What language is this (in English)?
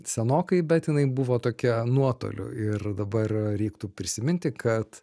Lithuanian